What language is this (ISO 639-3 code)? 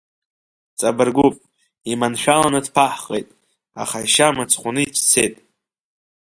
abk